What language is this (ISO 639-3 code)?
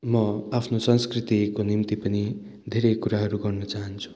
nep